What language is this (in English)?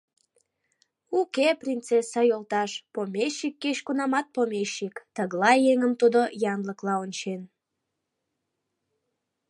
Mari